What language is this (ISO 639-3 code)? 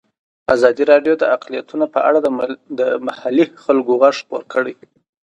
pus